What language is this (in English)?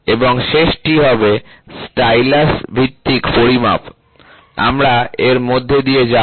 Bangla